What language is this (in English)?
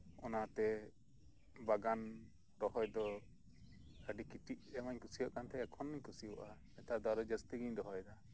Santali